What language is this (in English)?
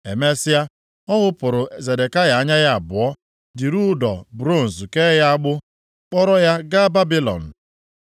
Igbo